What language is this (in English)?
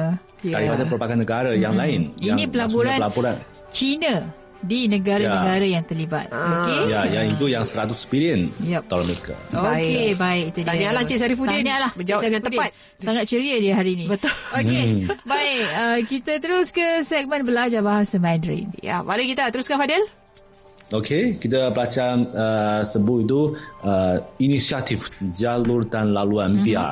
Malay